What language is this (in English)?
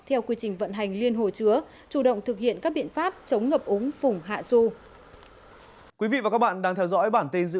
Vietnamese